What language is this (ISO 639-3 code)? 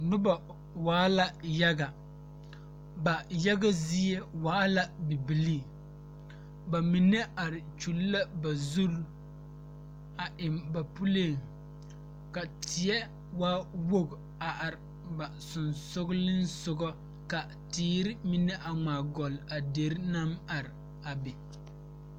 dga